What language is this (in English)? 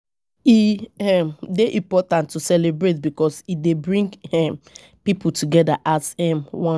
Nigerian Pidgin